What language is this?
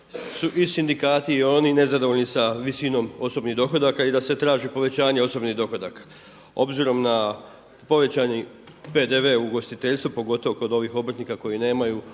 Croatian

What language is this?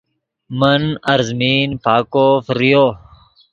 Yidgha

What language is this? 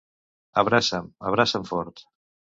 Catalan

